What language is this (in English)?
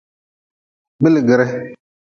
Nawdm